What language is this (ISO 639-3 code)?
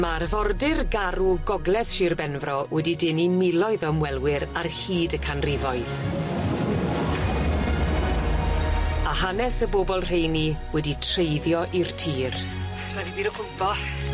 cym